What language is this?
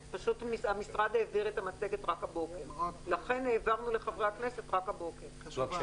Hebrew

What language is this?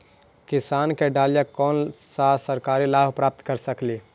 Magahi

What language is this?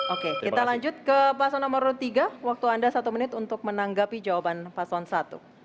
Indonesian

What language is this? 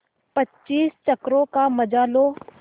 Hindi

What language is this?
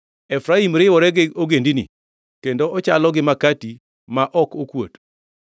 Luo (Kenya and Tanzania)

